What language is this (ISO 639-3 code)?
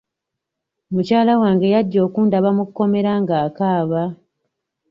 lug